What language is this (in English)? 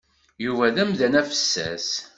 Kabyle